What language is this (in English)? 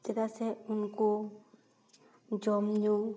Santali